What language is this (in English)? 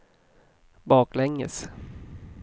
Swedish